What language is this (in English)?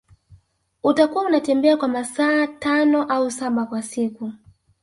Swahili